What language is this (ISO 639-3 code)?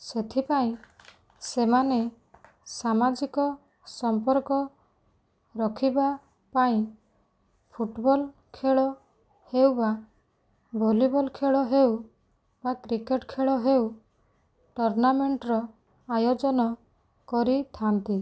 ori